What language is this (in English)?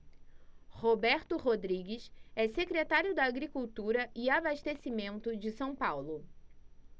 Portuguese